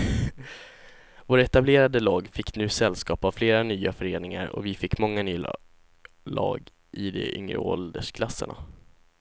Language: Swedish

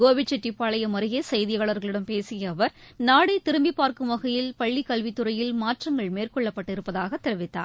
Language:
Tamil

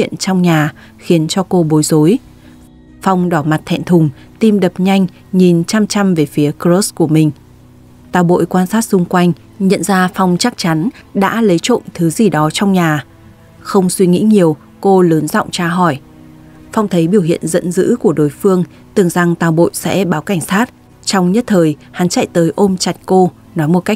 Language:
Vietnamese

